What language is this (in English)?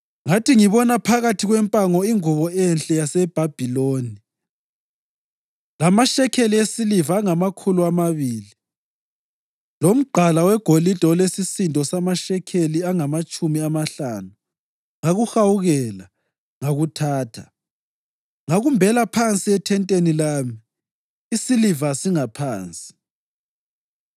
North Ndebele